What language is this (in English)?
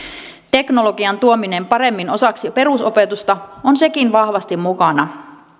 Finnish